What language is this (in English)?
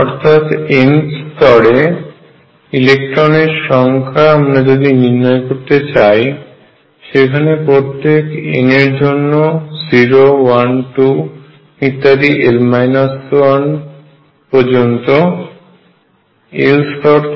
Bangla